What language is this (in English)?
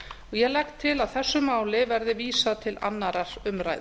Icelandic